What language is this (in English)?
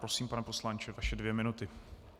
Czech